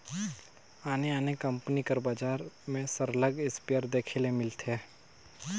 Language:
Chhattisgarhi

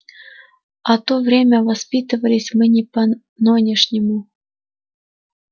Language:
Russian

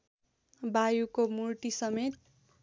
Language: Nepali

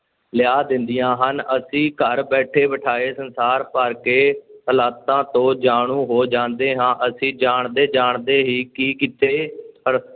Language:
Punjabi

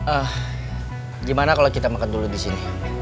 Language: Indonesian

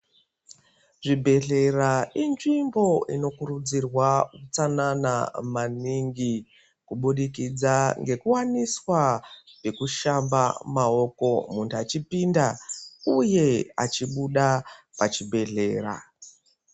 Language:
Ndau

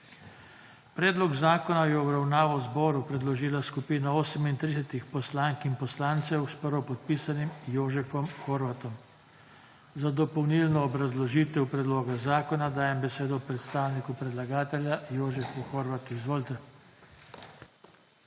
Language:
Slovenian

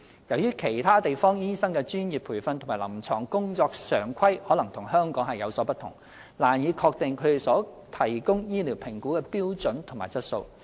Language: Cantonese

